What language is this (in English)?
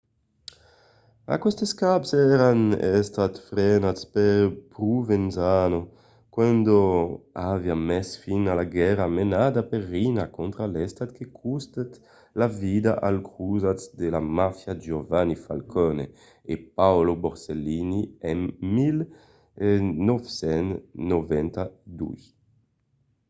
Occitan